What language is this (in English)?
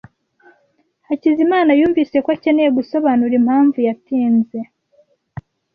Kinyarwanda